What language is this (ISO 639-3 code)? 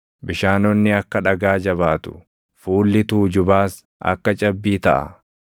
orm